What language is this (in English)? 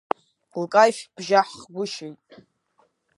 Abkhazian